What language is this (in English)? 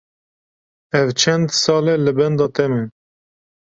Kurdish